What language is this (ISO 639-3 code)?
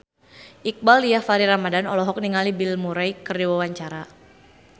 sun